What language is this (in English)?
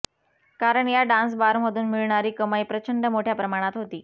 Marathi